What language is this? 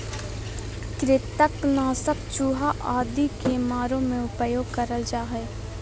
Magahi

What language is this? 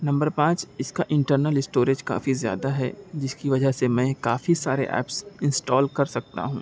Urdu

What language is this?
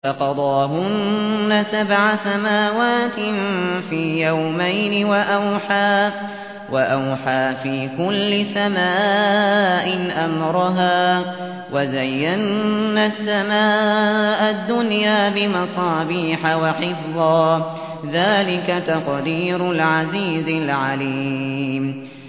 Arabic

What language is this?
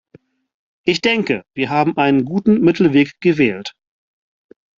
German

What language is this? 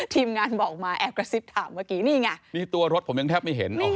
Thai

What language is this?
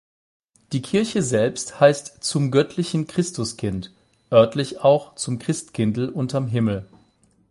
German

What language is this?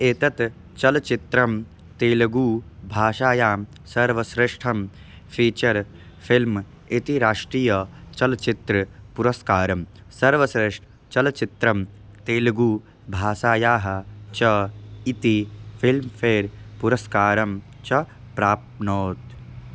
Sanskrit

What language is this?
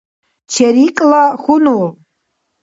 Dargwa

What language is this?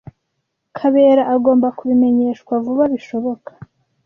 Kinyarwanda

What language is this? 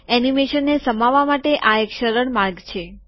Gujarati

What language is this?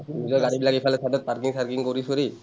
Assamese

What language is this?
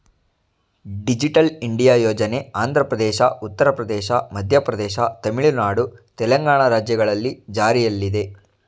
Kannada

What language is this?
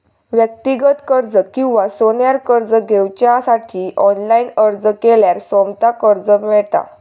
Marathi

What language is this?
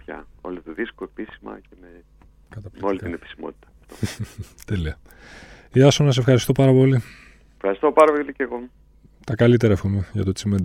Greek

